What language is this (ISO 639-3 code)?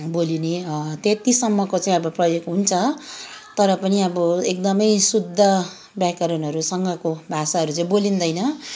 nep